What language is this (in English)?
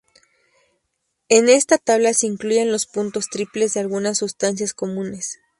Spanish